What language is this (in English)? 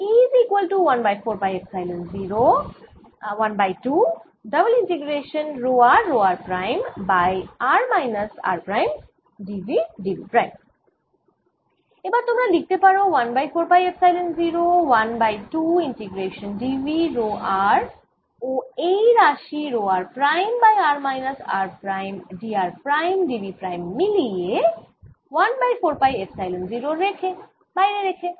Bangla